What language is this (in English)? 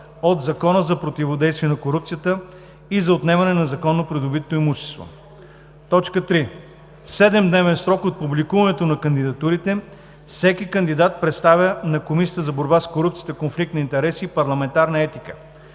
Bulgarian